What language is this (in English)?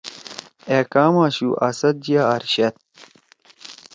Torwali